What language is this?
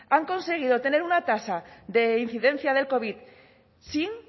Spanish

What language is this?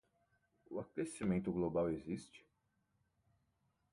Portuguese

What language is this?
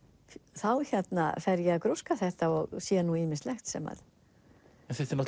Icelandic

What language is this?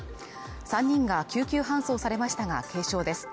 Japanese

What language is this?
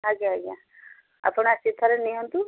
Odia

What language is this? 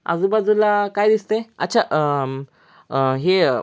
Marathi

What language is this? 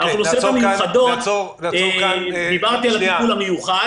Hebrew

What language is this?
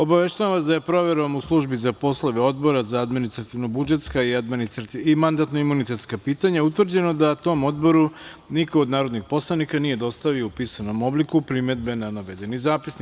Serbian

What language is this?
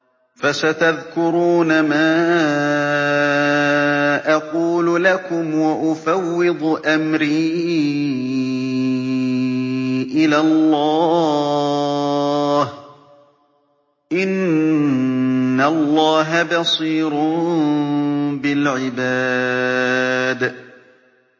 Arabic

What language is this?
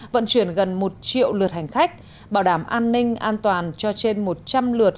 Vietnamese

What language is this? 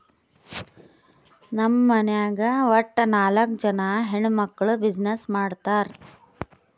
Kannada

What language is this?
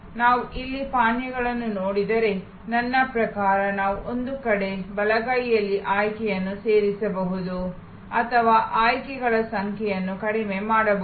Kannada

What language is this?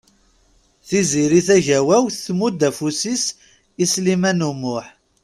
Kabyle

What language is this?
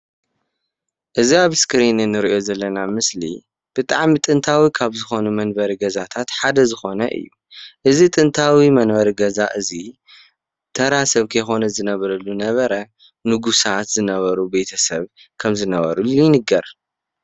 Tigrinya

